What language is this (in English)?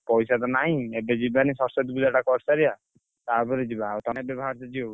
Odia